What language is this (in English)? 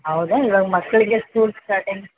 Kannada